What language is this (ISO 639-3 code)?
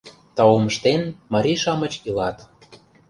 chm